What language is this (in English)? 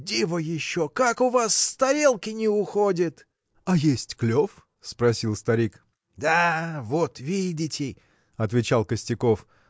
Russian